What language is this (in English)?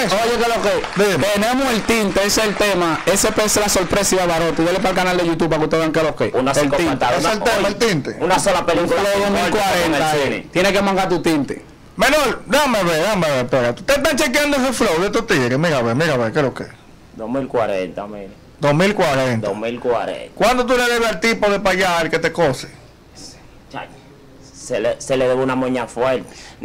Spanish